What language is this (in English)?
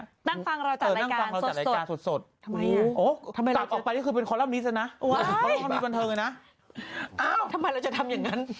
Thai